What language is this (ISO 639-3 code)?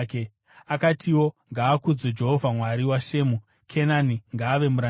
sna